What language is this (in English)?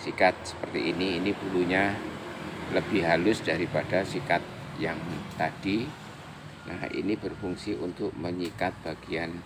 Indonesian